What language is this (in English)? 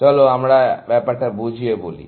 Bangla